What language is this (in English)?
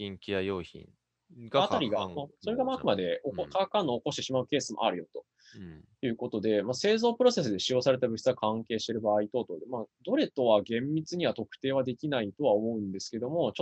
Japanese